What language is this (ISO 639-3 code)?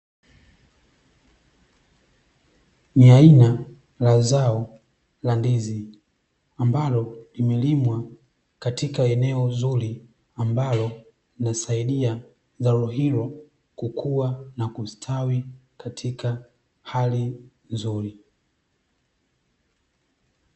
swa